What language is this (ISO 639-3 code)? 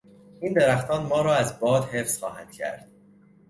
fas